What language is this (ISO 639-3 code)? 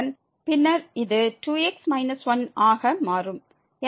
tam